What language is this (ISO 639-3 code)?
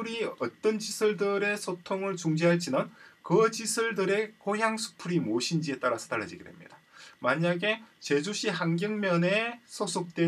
kor